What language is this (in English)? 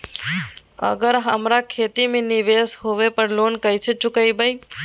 Magahi